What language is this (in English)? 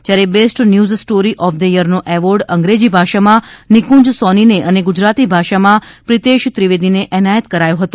Gujarati